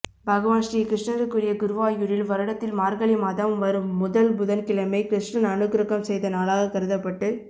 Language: Tamil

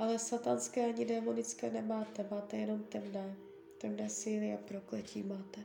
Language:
Czech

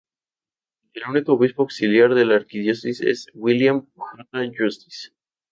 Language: Spanish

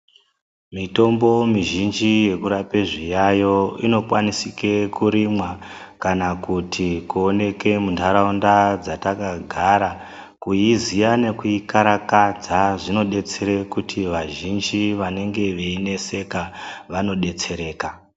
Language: Ndau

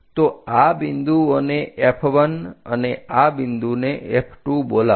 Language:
Gujarati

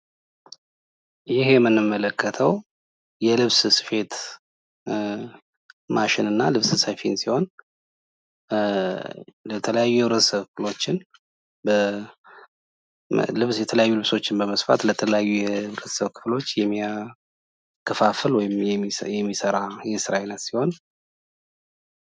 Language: Amharic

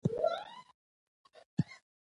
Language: Pashto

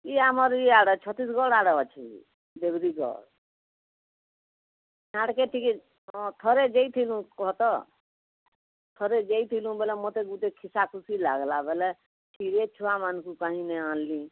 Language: Odia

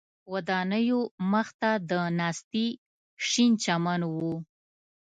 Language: Pashto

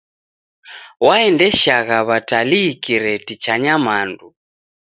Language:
Taita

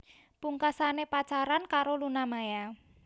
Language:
Javanese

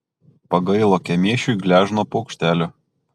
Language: Lithuanian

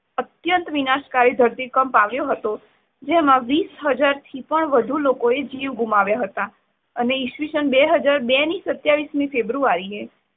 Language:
Gujarati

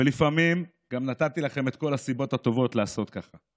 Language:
Hebrew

